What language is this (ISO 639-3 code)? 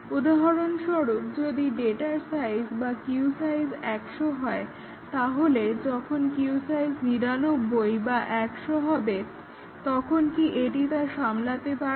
ben